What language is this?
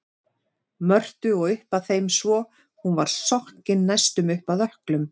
Icelandic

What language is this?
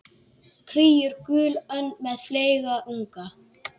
Icelandic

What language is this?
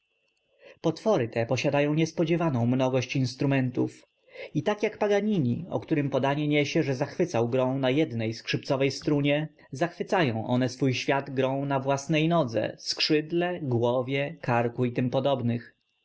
Polish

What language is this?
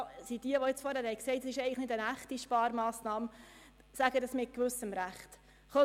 Swiss German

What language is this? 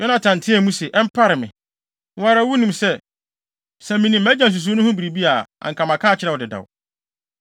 Akan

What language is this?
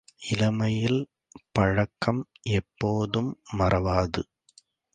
Tamil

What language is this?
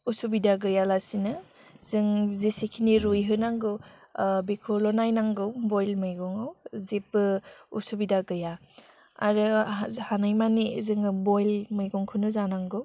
Bodo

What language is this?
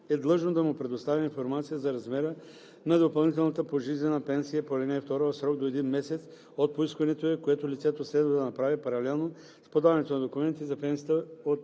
Bulgarian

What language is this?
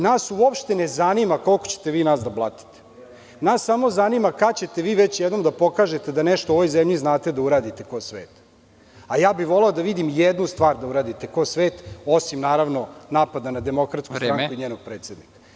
Serbian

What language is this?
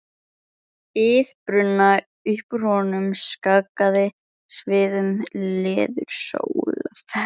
Icelandic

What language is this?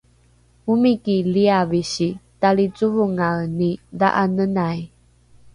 Rukai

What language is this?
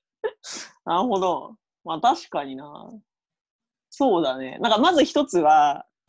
Japanese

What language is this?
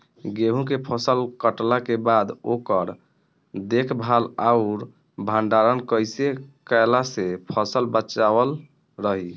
Bhojpuri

